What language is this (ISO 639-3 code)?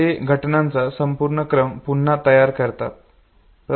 mar